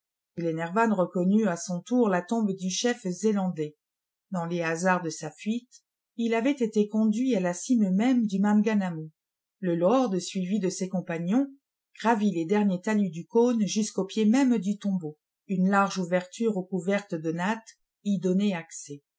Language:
French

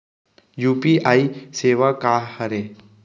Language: Chhattisgarhi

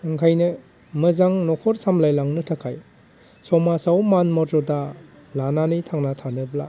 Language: Bodo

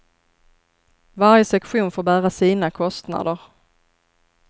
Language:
Swedish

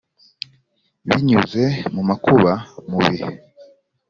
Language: Kinyarwanda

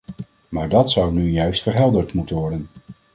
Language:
Dutch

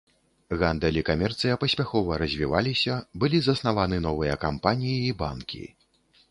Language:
Belarusian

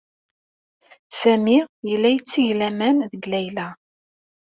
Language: Kabyle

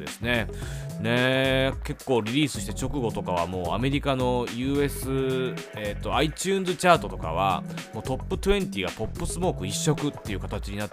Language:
Japanese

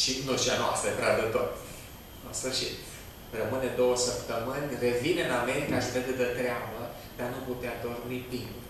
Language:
Romanian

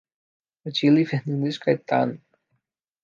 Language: Portuguese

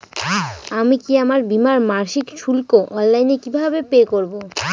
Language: Bangla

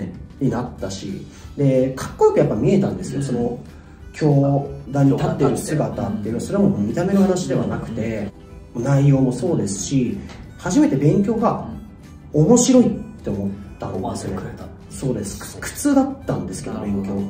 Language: Japanese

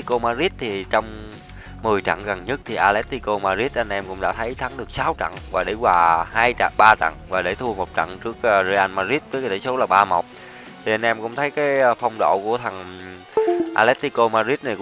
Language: Vietnamese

